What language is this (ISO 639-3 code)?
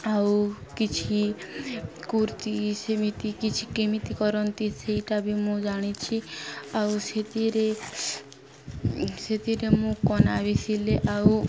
ori